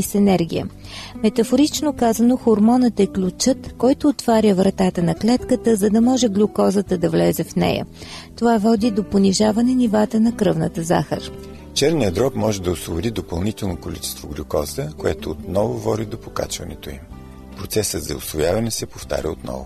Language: Bulgarian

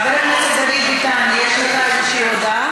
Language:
Hebrew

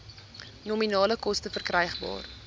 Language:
Afrikaans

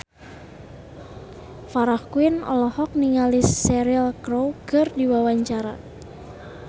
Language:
Sundanese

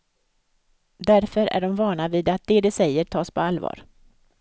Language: Swedish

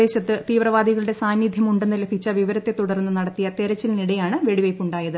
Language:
Malayalam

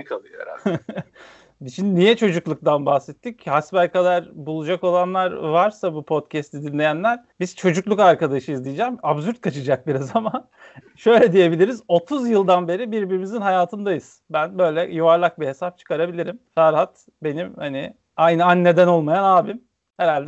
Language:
Turkish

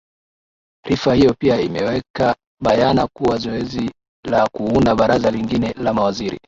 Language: Swahili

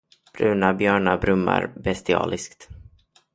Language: Swedish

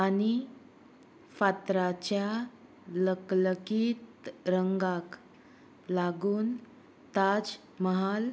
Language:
Konkani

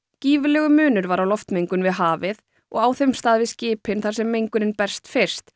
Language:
Icelandic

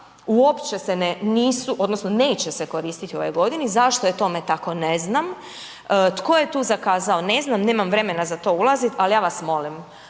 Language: Croatian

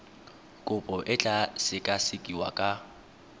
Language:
Tswana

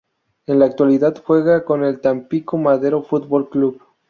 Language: Spanish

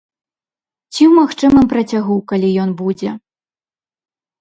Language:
Belarusian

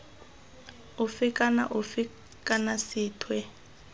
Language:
Tswana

